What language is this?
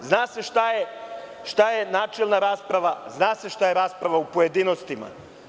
Serbian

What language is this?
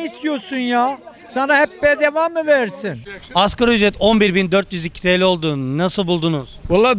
Turkish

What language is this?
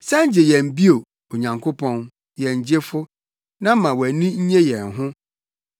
Akan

